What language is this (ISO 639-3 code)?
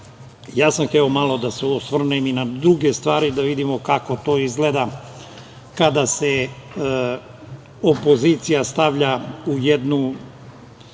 srp